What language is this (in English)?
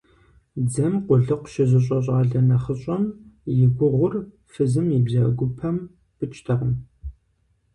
Kabardian